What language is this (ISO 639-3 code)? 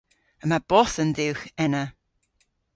cor